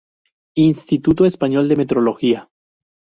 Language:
Spanish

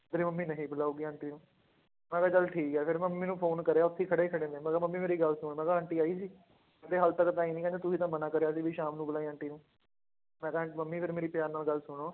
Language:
Punjabi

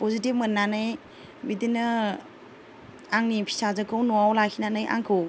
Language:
Bodo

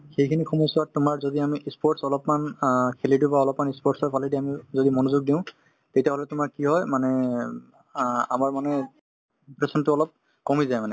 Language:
Assamese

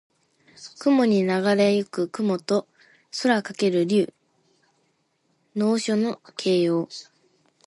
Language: Japanese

